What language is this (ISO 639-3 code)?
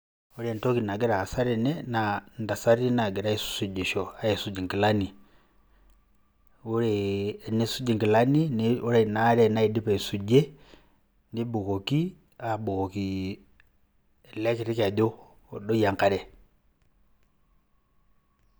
mas